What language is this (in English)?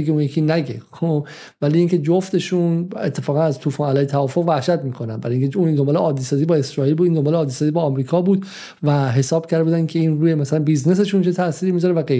Persian